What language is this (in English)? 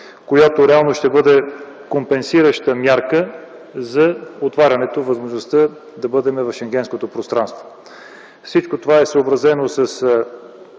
Bulgarian